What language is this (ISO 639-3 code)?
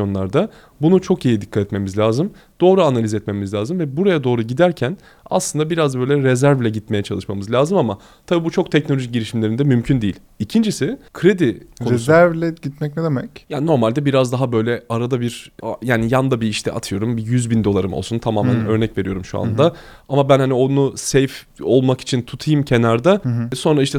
tur